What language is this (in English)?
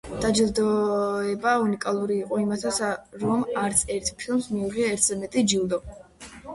Georgian